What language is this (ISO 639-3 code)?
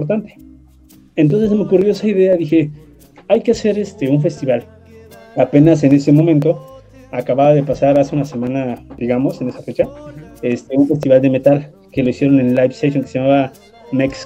spa